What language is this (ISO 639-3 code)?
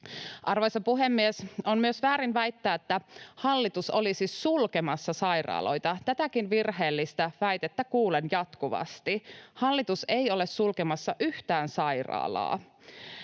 fin